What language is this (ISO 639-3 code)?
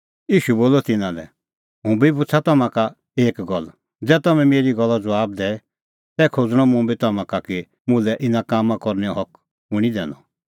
kfx